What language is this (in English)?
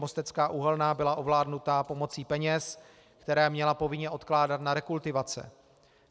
Czech